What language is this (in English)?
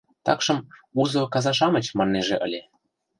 Mari